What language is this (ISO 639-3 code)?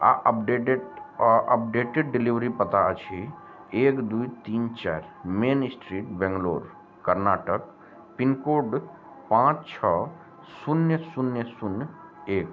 mai